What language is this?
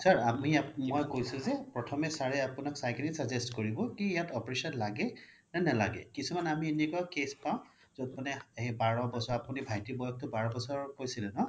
Assamese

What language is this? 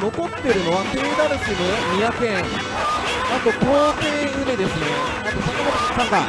Japanese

